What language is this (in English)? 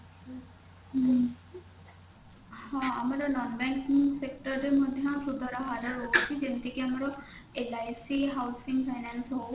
Odia